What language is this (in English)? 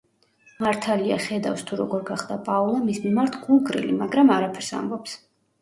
Georgian